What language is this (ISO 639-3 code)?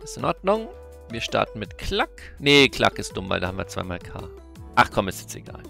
deu